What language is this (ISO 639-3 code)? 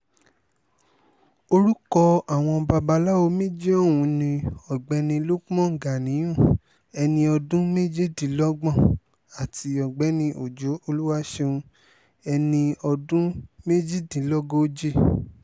yor